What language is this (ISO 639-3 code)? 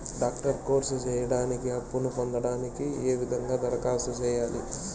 tel